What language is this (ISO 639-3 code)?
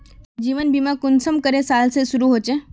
mag